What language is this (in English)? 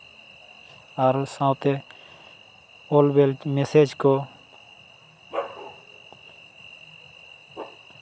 Santali